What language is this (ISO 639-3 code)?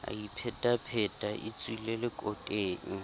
sot